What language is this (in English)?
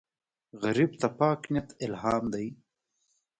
Pashto